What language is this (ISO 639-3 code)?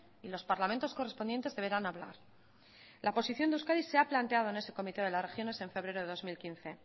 spa